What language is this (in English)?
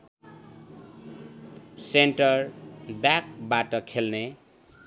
Nepali